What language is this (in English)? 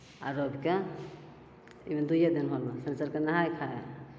Maithili